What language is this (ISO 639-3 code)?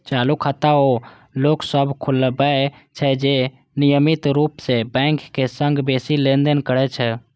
mai